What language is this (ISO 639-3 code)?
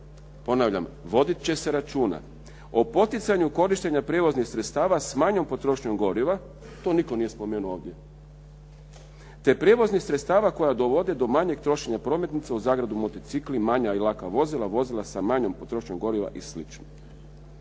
hrv